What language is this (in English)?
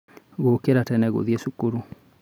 Kikuyu